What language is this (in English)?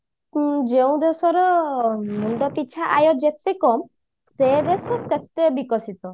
Odia